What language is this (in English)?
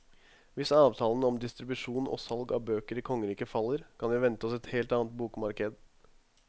Norwegian